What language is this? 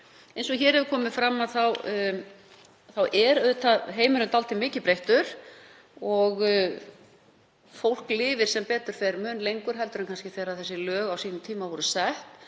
Icelandic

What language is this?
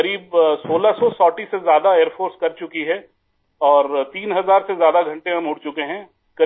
Urdu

